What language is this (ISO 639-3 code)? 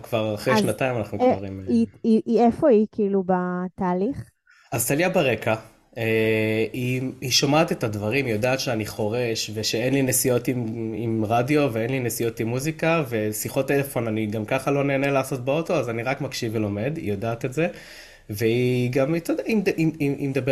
heb